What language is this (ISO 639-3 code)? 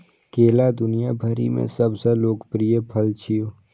mai